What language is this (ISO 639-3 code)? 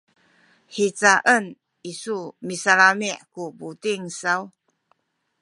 szy